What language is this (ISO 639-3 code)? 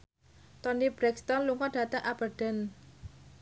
jav